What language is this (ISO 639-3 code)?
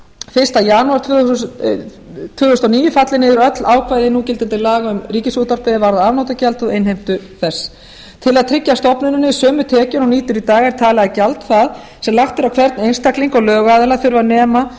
isl